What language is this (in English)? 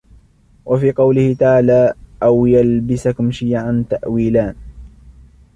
Arabic